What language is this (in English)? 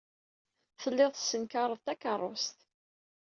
Kabyle